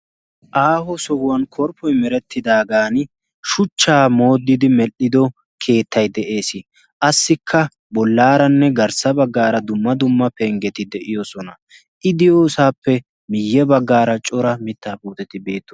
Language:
Wolaytta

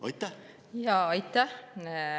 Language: Estonian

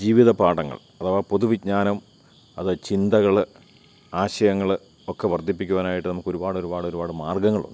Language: Malayalam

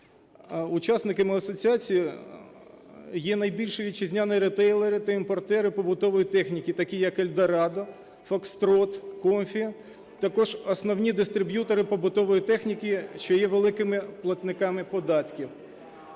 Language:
Ukrainian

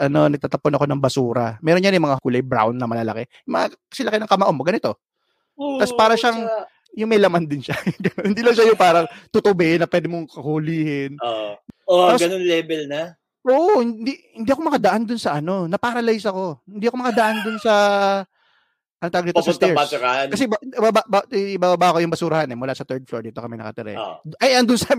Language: Filipino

